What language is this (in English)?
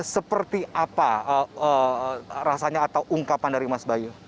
Indonesian